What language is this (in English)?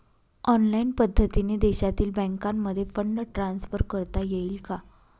Marathi